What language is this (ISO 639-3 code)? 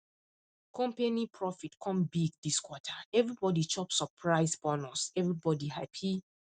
pcm